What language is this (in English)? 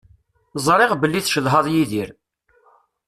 Kabyle